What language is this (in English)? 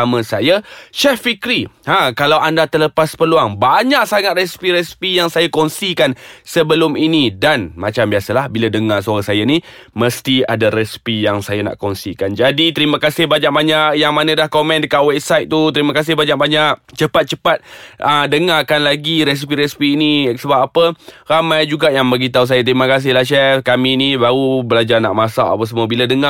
Malay